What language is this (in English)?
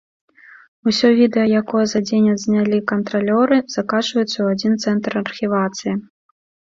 Belarusian